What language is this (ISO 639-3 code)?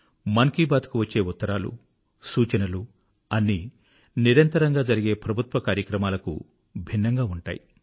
tel